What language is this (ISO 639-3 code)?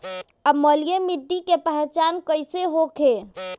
bho